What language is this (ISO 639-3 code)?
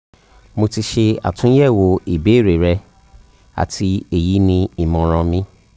yor